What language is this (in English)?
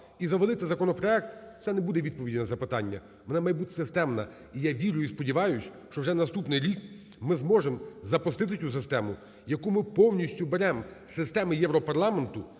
Ukrainian